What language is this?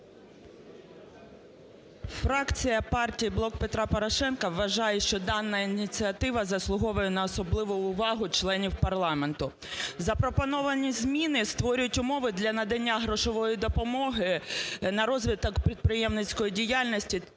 Ukrainian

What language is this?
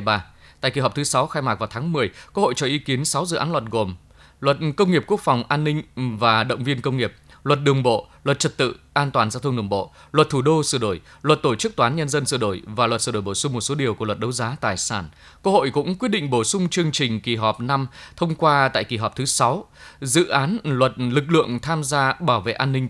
Vietnamese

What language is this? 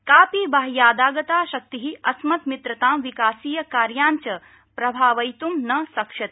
Sanskrit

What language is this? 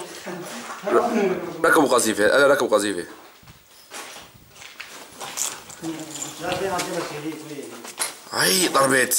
Arabic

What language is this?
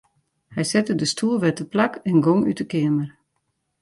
Western Frisian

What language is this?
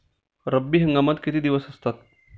Marathi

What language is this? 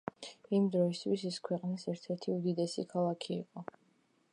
Georgian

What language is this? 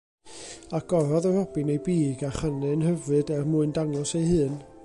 Welsh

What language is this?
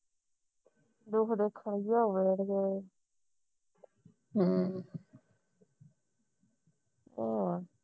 Punjabi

